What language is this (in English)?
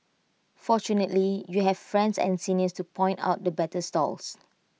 English